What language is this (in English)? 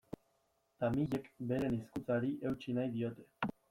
Basque